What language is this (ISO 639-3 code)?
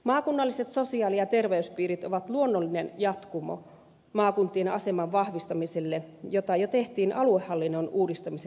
fin